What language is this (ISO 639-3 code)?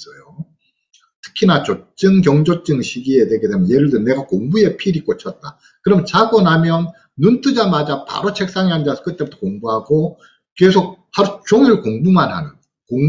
kor